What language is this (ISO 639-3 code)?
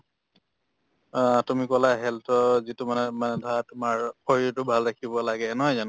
asm